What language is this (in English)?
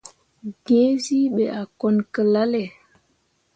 Mundang